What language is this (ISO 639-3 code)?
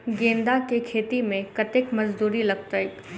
mai